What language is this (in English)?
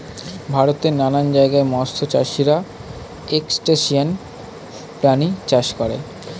Bangla